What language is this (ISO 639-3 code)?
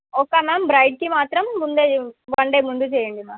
tel